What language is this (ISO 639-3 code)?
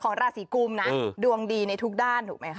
tha